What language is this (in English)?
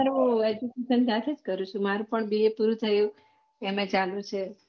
Gujarati